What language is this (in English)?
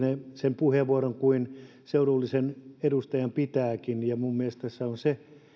Finnish